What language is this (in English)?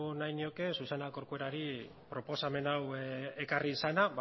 Basque